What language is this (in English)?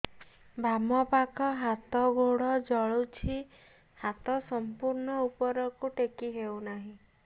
Odia